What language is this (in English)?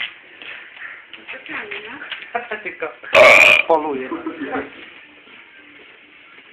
Polish